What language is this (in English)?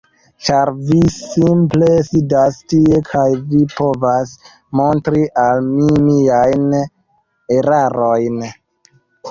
Esperanto